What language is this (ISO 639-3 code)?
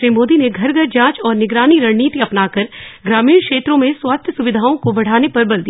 hin